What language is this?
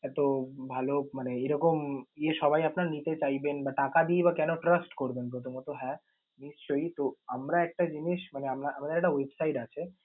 Bangla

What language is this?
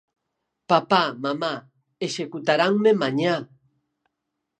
Galician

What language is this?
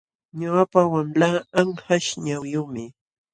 Jauja Wanca Quechua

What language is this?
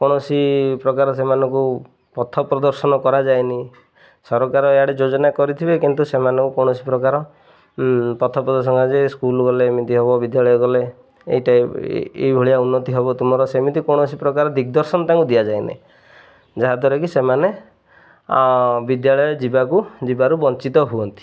Odia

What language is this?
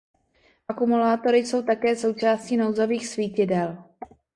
Czech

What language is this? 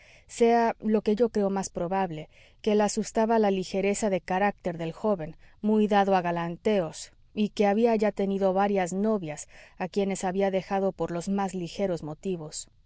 Spanish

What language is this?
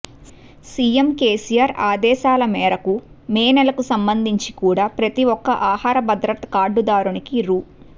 Telugu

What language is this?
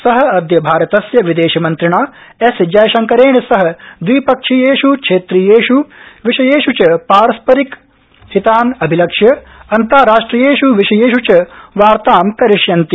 Sanskrit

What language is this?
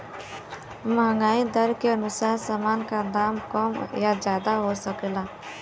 Bhojpuri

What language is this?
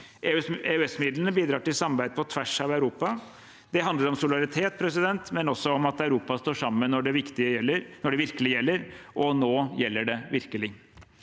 Norwegian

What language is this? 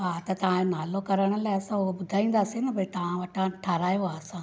Sindhi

